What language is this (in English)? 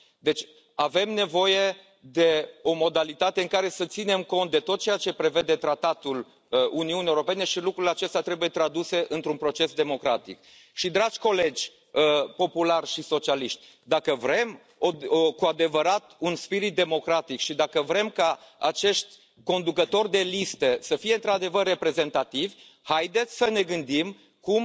Romanian